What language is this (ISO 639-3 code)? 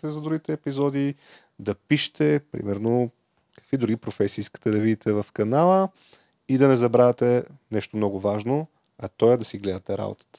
bul